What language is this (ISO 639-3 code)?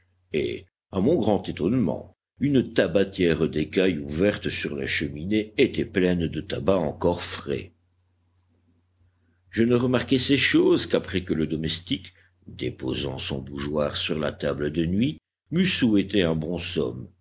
fra